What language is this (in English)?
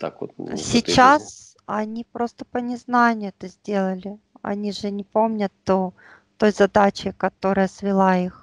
Russian